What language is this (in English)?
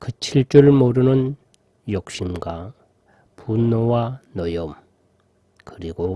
Korean